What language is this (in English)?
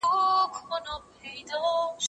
Pashto